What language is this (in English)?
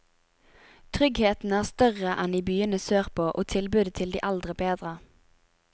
Norwegian